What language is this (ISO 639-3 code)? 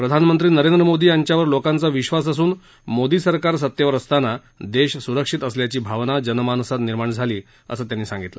mar